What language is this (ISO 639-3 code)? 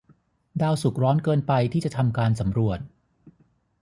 tha